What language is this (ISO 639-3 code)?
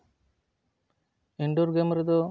sat